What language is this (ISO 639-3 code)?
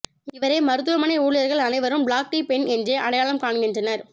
tam